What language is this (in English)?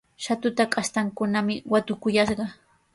Sihuas Ancash Quechua